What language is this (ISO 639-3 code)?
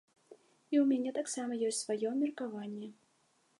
bel